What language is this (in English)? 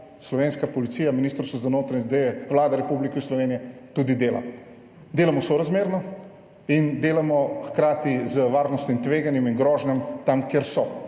Slovenian